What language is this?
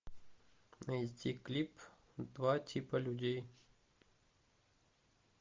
Russian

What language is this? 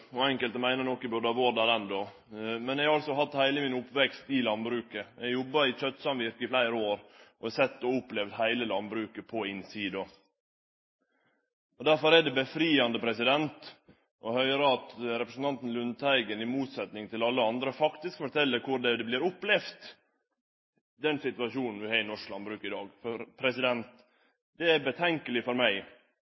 Norwegian Nynorsk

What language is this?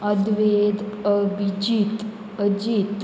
Konkani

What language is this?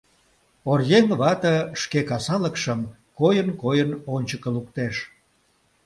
Mari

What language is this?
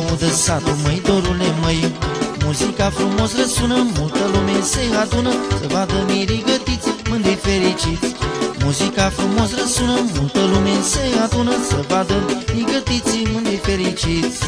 Romanian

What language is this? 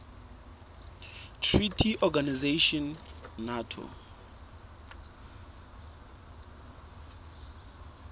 Southern Sotho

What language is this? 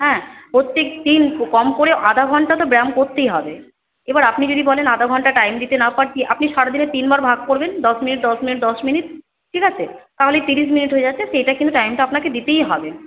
Bangla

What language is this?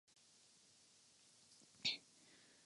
Japanese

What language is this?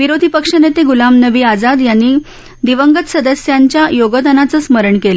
Marathi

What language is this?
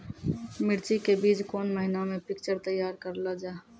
Maithili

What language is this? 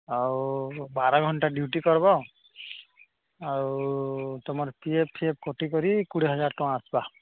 Odia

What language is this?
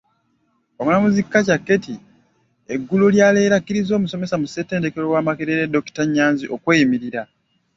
Ganda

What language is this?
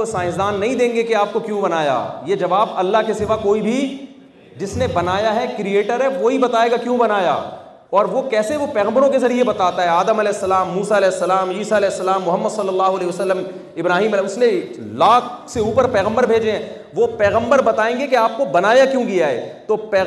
Urdu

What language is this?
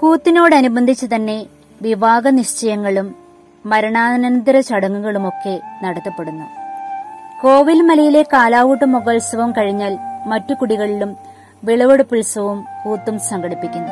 Malayalam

